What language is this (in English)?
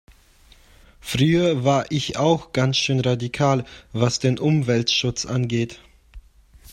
German